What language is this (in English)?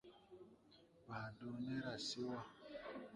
Tupuri